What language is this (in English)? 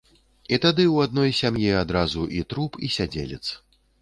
Belarusian